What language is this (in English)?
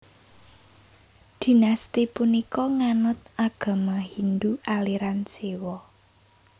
Javanese